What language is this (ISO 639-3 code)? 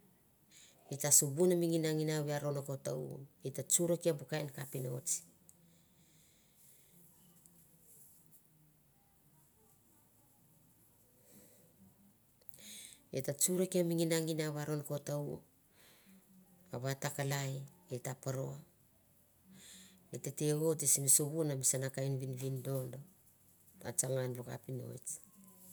tbf